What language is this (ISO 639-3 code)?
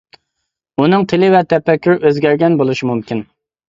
uig